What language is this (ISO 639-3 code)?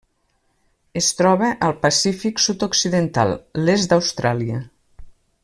cat